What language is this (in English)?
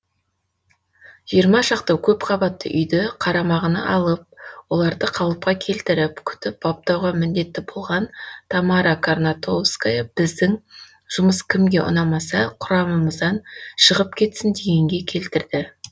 Kazakh